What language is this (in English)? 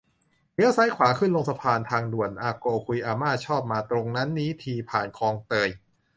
Thai